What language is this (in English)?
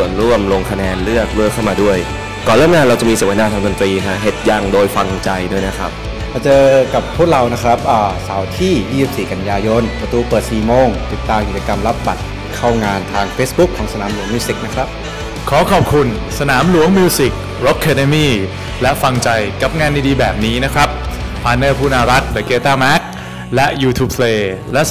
Thai